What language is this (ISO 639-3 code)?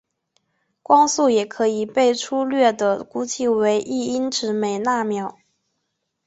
zho